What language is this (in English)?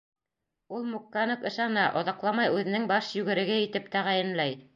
Bashkir